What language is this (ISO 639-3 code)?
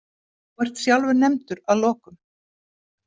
isl